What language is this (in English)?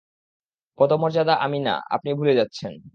Bangla